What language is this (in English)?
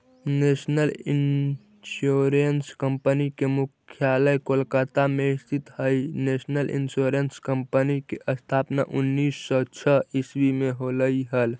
Magahi